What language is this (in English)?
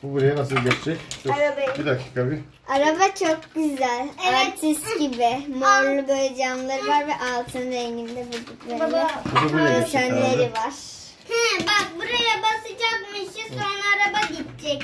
Turkish